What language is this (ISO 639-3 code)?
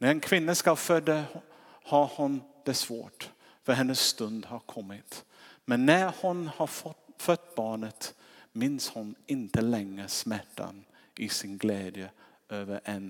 swe